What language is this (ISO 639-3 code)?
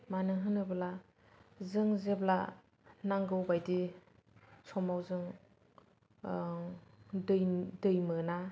brx